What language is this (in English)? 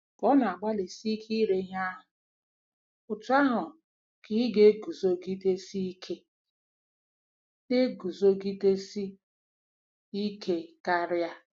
Igbo